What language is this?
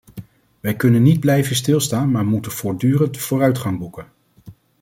Dutch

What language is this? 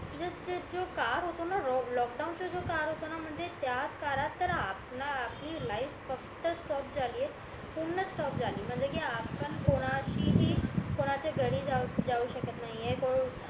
Marathi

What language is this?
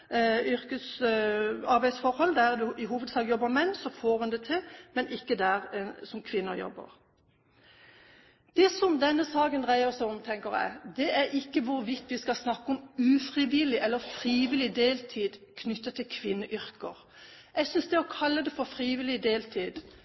Norwegian Bokmål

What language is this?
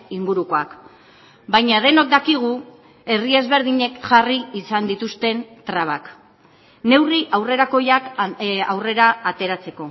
Basque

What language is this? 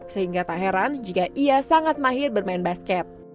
Indonesian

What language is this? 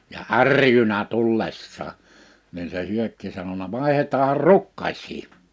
Finnish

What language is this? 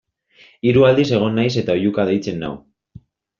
Basque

